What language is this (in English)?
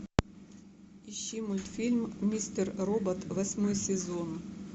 Russian